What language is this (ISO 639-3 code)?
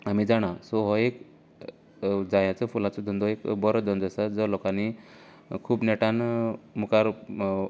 kok